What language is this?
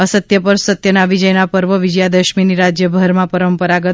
Gujarati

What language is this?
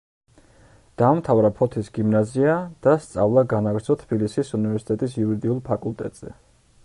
Georgian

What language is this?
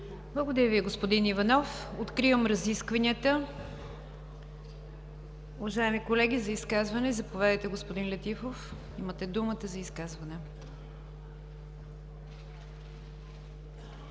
Bulgarian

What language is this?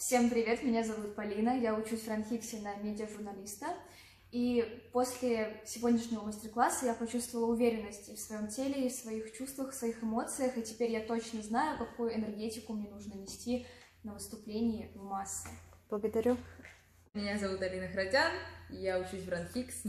Russian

